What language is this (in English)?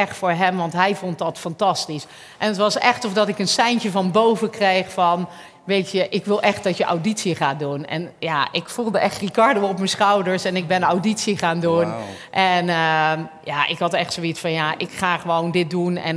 Dutch